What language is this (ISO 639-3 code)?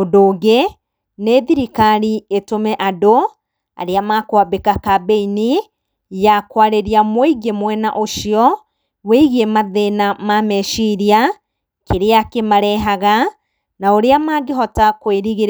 kik